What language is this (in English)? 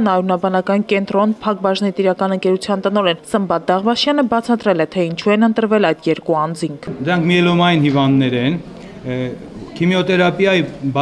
Polish